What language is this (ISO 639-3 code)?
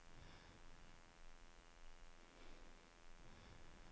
nor